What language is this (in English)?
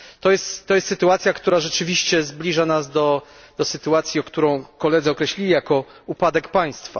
Polish